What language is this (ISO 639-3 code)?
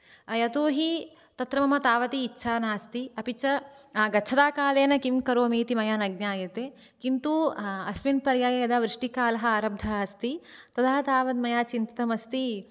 san